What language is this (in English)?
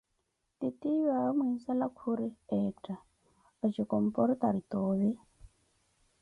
Koti